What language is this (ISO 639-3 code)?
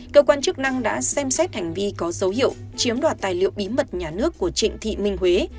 vie